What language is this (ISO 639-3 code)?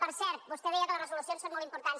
cat